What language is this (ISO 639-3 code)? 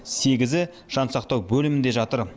kaz